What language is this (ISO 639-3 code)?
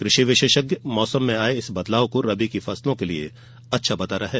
hin